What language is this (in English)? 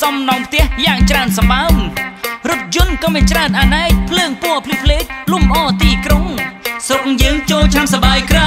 Thai